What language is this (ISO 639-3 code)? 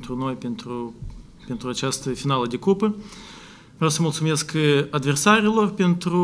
ron